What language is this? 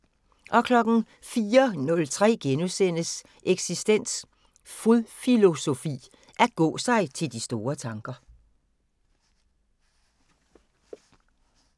Danish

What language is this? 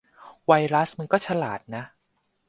Thai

